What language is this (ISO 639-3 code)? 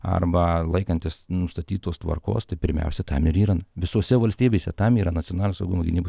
lit